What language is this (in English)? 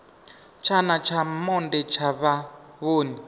Venda